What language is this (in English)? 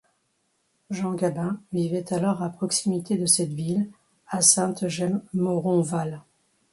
French